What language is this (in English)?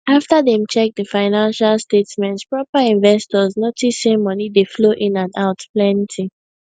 Nigerian Pidgin